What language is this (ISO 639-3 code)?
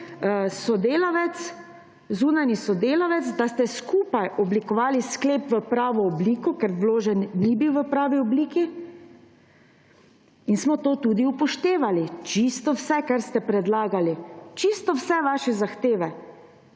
slv